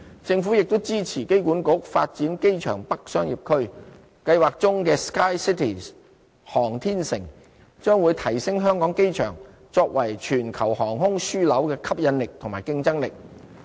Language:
Cantonese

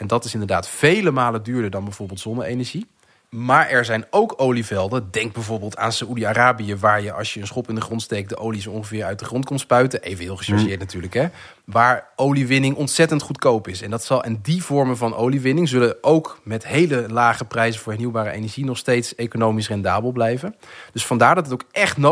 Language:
Dutch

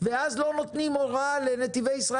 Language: Hebrew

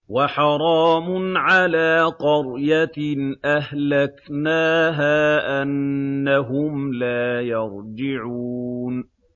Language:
Arabic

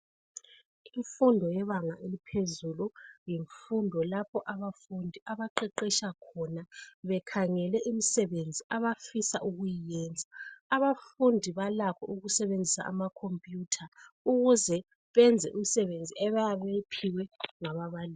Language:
North Ndebele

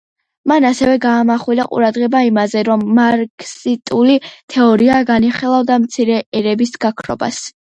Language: Georgian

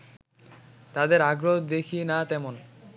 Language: Bangla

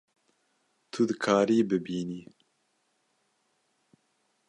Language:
Kurdish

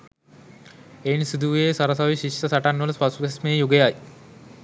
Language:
Sinhala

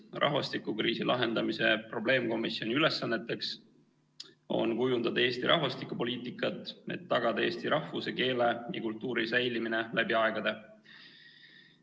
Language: Estonian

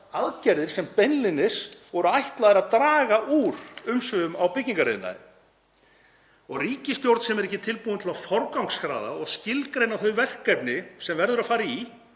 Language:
Icelandic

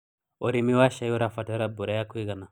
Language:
Kikuyu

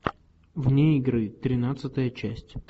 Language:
Russian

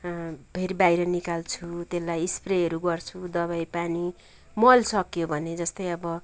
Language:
Nepali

